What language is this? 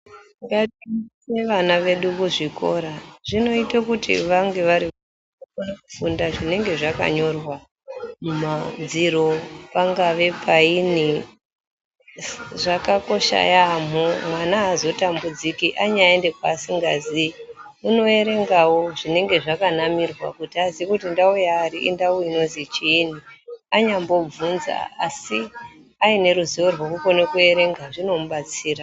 Ndau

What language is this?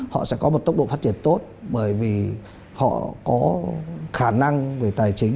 Vietnamese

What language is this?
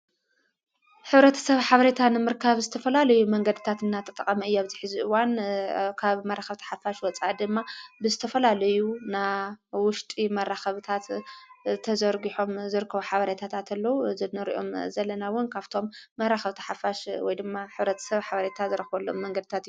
Tigrinya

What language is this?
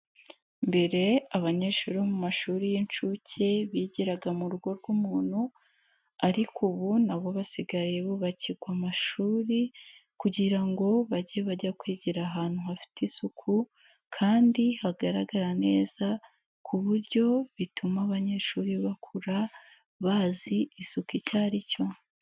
Kinyarwanda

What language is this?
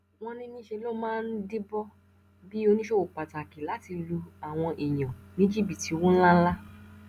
Yoruba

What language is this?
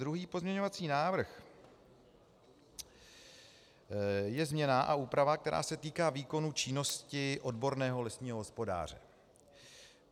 Czech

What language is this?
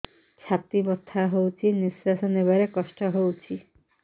Odia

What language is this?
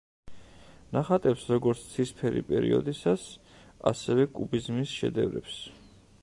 Georgian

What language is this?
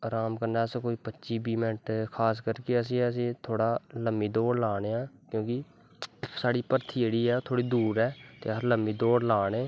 Dogri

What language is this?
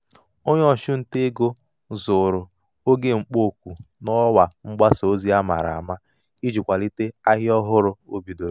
Igbo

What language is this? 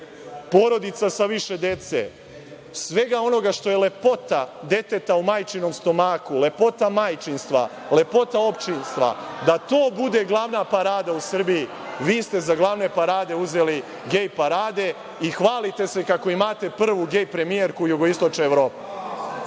Serbian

